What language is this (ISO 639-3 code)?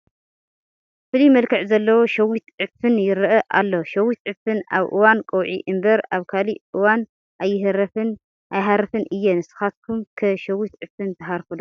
tir